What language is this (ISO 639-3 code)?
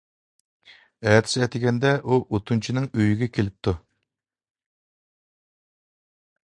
uig